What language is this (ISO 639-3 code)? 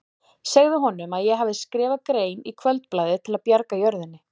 isl